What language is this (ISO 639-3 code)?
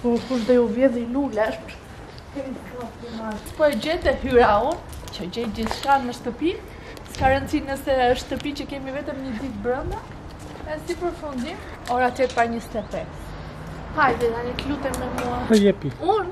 ron